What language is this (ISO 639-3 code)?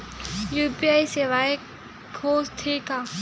hne